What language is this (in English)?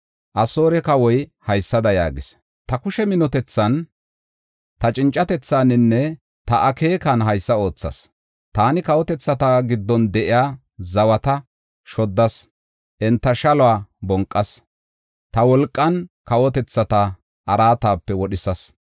Gofa